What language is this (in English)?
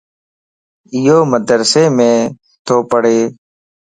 Lasi